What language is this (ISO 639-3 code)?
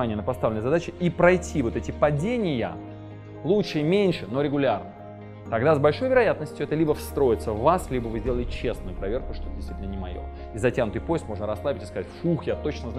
rus